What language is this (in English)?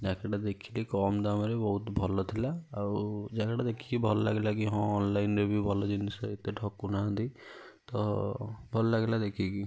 Odia